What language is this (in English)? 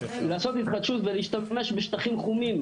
Hebrew